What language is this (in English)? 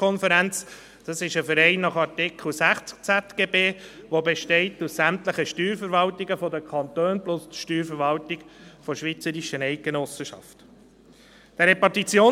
Swiss German